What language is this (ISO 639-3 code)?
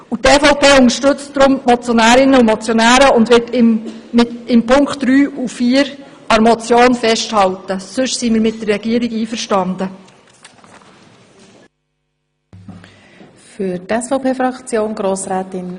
gsw